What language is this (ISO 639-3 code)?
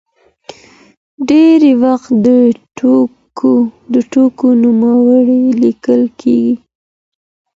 pus